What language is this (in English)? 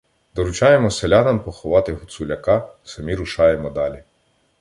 Ukrainian